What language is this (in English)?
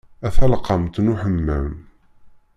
Kabyle